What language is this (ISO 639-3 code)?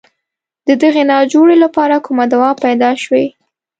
pus